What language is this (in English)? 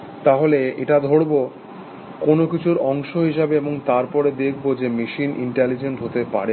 Bangla